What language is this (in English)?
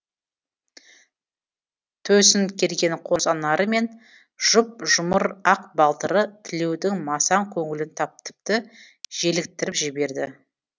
Kazakh